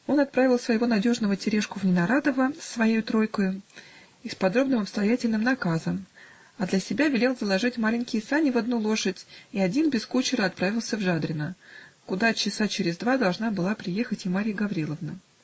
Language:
Russian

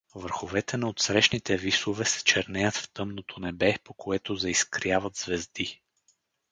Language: Bulgarian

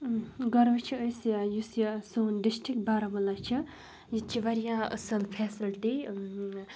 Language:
Kashmiri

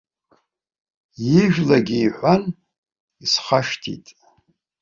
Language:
Abkhazian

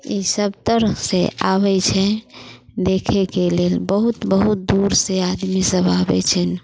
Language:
Maithili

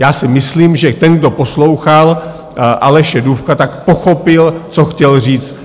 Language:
Czech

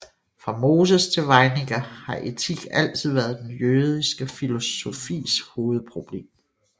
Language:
Danish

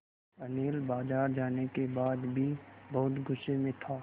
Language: Hindi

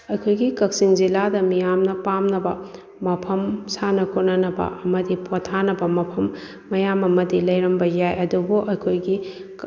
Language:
Manipuri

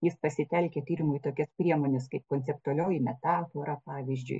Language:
Lithuanian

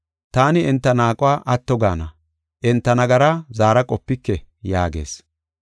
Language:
Gofa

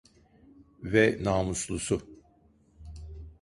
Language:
Turkish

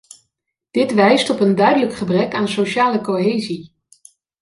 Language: Dutch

